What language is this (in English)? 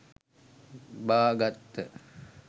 Sinhala